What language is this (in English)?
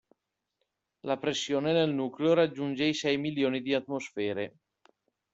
Italian